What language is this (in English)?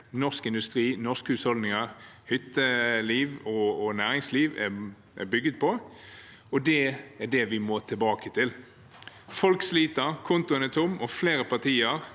Norwegian